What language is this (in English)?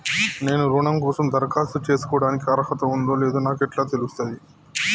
Telugu